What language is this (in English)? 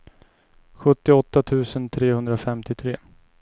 Swedish